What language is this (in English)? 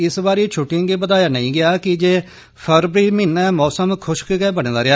Dogri